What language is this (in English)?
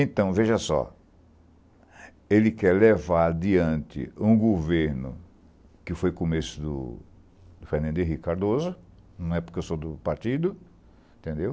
Portuguese